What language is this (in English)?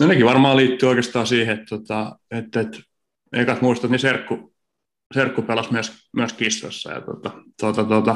Finnish